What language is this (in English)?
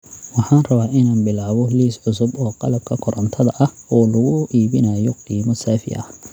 Somali